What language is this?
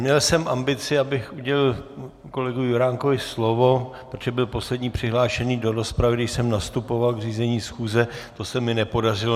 Czech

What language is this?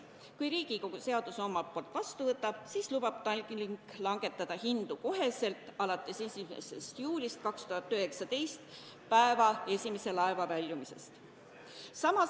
Estonian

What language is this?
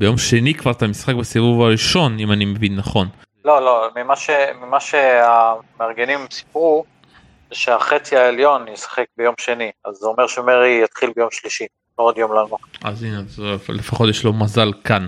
Hebrew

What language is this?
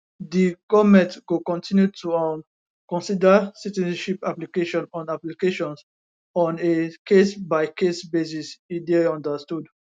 Nigerian Pidgin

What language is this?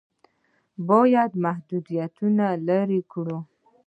Pashto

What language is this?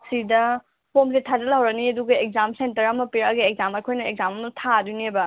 Manipuri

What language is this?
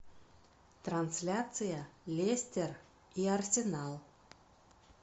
Russian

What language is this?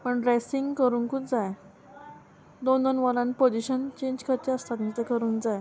Konkani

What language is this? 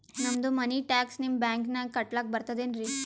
Kannada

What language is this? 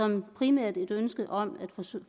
Danish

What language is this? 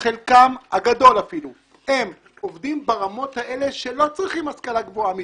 Hebrew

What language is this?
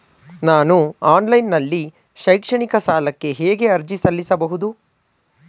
Kannada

